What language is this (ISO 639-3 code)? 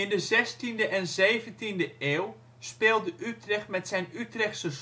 nld